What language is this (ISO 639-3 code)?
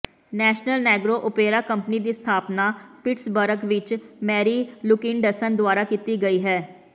pan